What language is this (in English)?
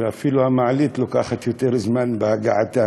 Hebrew